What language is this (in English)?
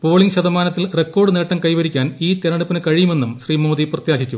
Malayalam